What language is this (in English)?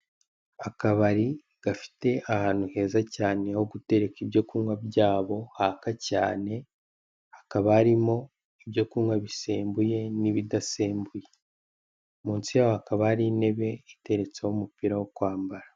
Kinyarwanda